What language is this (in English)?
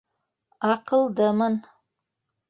Bashkir